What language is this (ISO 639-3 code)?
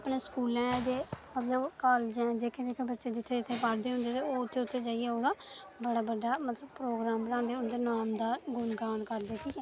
doi